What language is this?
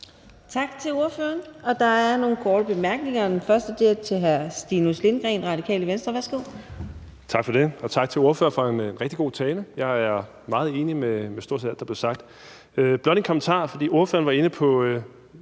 Danish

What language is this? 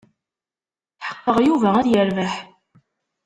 Kabyle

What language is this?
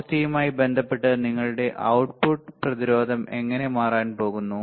Malayalam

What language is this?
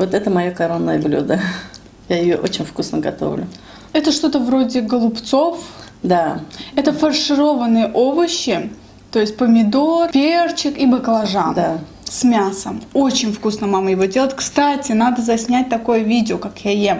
Russian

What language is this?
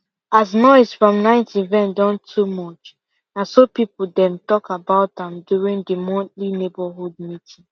Nigerian Pidgin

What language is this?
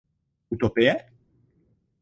Czech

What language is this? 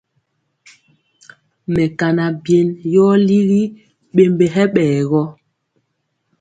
Mpiemo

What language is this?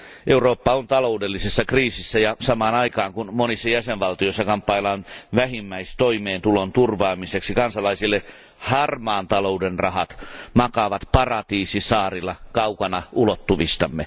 Finnish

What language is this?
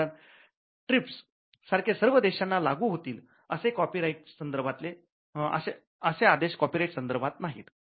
Marathi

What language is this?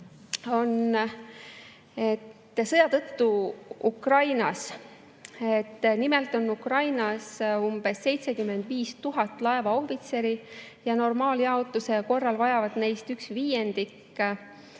Estonian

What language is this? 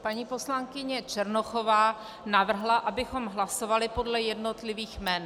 Czech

